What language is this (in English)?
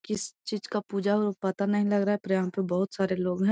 Magahi